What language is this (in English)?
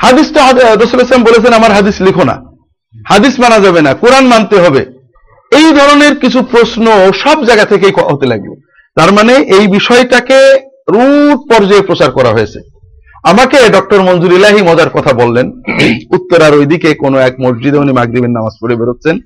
Bangla